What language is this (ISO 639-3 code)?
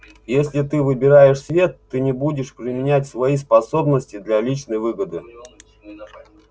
rus